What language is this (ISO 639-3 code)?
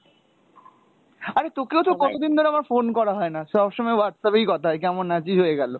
ben